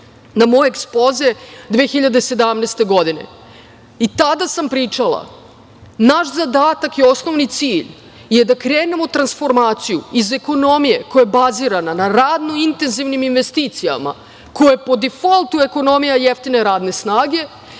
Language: Serbian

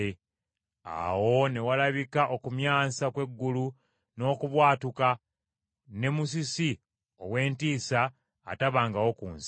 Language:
Ganda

